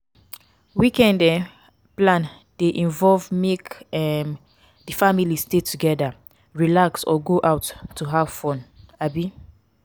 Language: Nigerian Pidgin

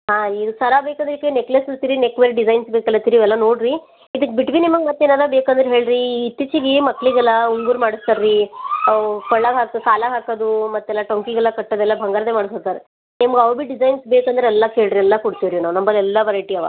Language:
Kannada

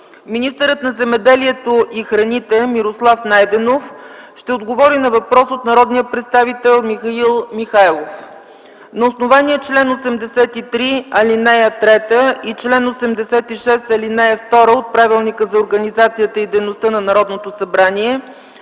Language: Bulgarian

